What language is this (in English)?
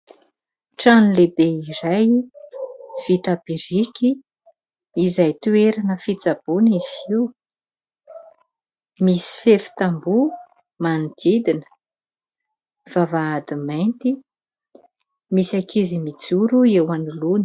Malagasy